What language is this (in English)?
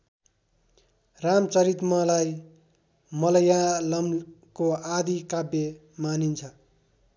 Nepali